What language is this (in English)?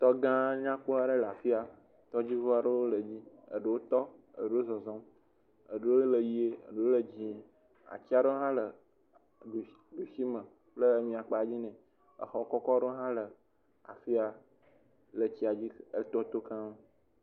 Ewe